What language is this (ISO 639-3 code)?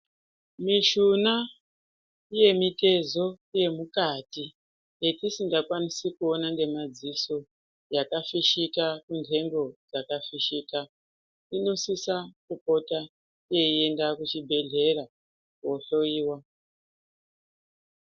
ndc